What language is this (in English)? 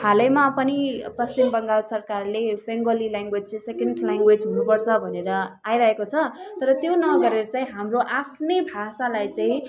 Nepali